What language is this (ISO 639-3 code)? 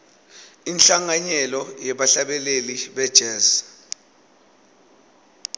ssw